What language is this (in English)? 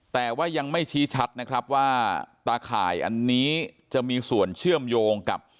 Thai